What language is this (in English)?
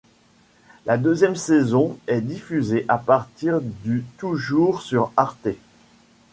French